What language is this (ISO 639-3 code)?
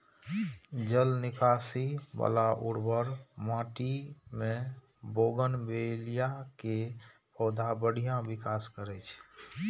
mai